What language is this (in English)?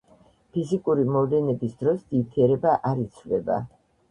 Georgian